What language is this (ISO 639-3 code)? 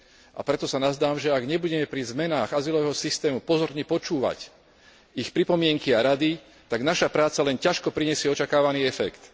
slk